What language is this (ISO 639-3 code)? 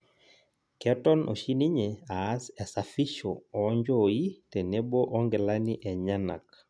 mas